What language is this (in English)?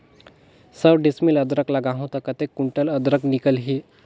Chhattisgarhi